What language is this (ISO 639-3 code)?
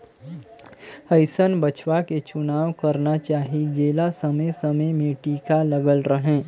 hne